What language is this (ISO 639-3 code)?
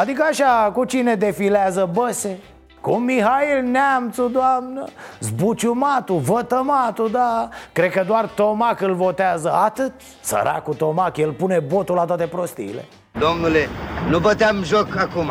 ron